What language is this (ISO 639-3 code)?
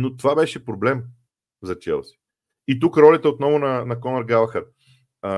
bul